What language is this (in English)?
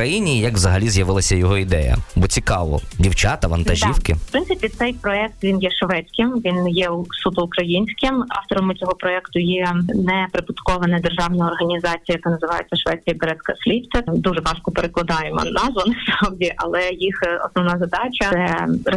Ukrainian